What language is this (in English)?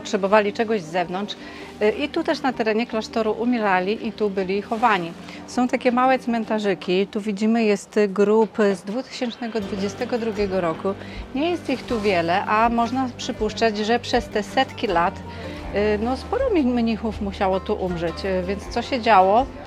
Polish